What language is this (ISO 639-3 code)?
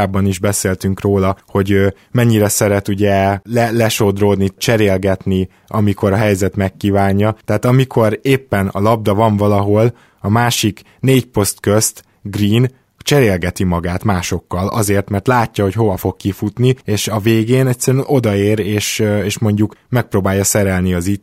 hun